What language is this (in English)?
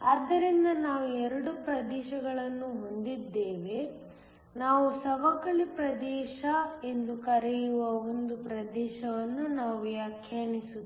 Kannada